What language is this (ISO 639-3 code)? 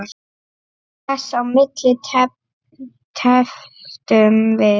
isl